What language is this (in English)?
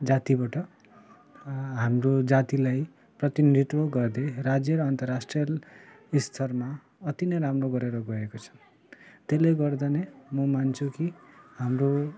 Nepali